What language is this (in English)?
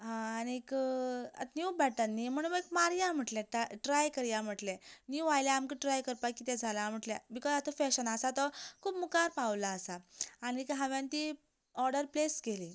Konkani